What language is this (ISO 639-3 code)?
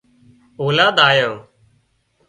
kxp